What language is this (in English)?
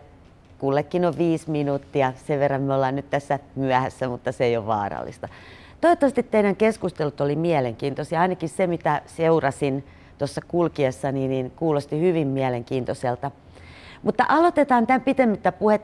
Finnish